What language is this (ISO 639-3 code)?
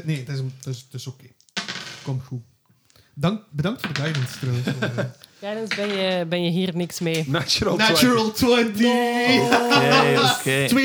nld